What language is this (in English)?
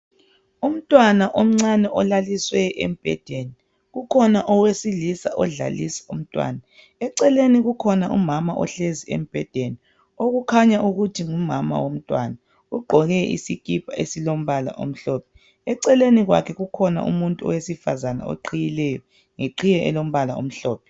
North Ndebele